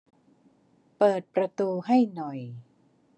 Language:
Thai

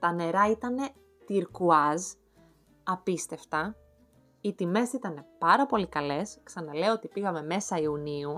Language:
Greek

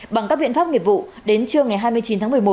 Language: Vietnamese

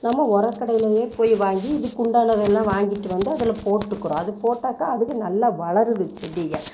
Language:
Tamil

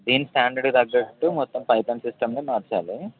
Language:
Telugu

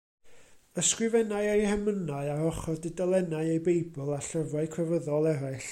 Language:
Welsh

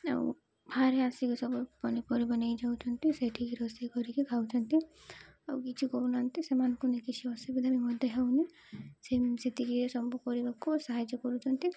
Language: Odia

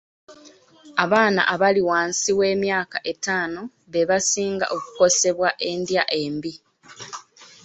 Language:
Ganda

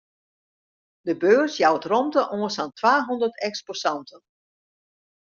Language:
Western Frisian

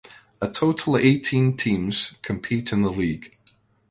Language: English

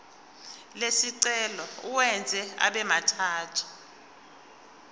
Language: Zulu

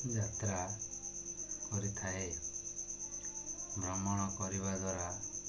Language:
Odia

